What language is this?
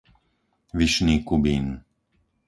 Slovak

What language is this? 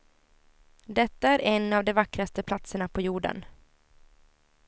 Swedish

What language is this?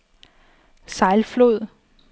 Danish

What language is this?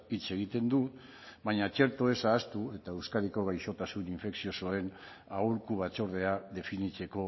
Basque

